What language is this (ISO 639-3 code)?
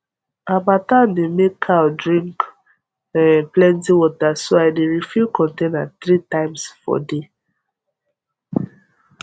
pcm